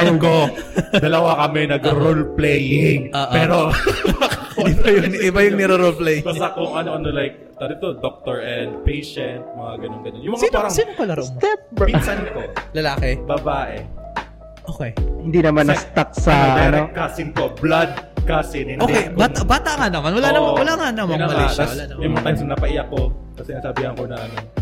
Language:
Filipino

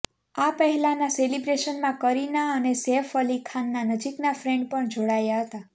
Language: Gujarati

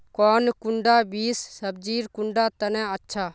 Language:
Magahi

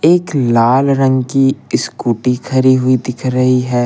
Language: Hindi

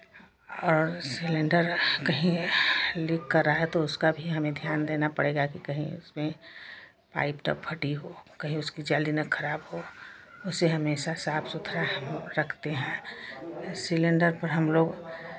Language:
Hindi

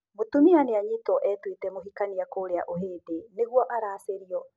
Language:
Kikuyu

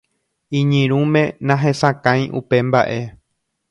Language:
Guarani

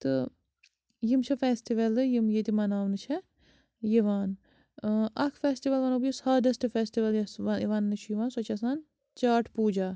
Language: Kashmiri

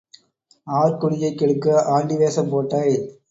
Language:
Tamil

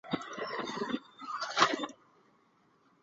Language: Chinese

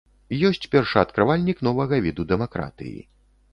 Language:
Belarusian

